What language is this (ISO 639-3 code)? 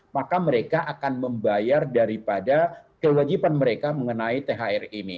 ind